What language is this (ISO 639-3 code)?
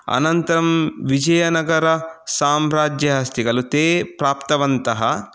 san